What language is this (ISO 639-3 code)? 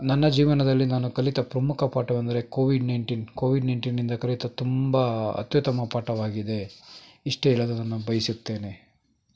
kan